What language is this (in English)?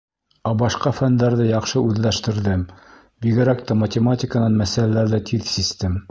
Bashkir